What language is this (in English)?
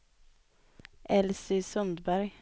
Swedish